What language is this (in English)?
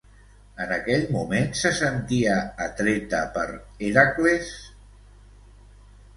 Catalan